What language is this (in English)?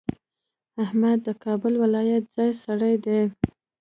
Pashto